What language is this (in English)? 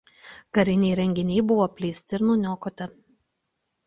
Lithuanian